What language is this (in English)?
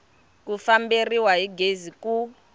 Tsonga